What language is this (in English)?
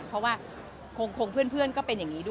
Thai